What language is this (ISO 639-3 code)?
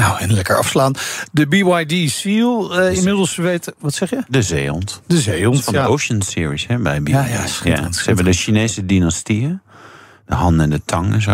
nld